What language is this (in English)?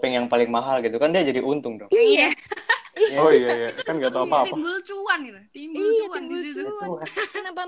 Indonesian